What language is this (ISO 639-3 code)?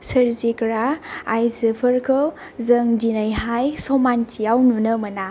brx